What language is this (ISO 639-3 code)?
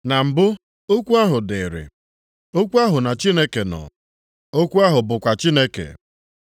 ibo